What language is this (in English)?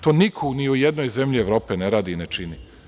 Serbian